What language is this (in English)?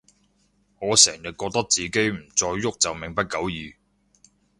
Cantonese